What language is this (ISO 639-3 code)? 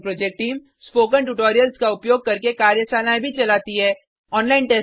hin